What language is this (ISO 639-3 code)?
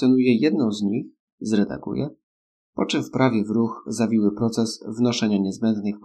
pol